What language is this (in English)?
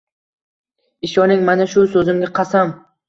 Uzbek